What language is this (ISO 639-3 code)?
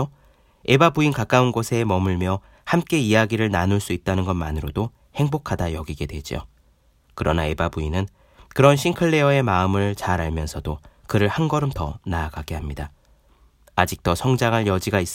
kor